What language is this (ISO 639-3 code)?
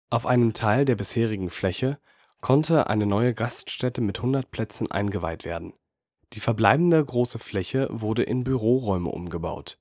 deu